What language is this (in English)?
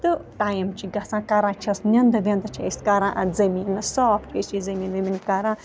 Kashmiri